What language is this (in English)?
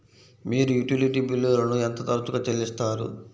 Telugu